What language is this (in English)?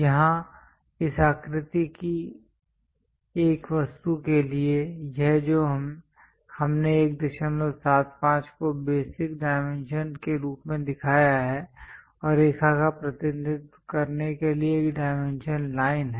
Hindi